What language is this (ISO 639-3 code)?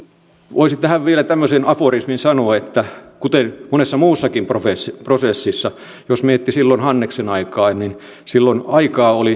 fin